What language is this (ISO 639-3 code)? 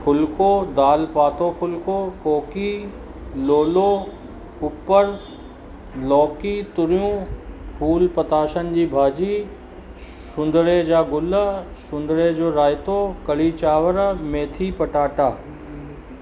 snd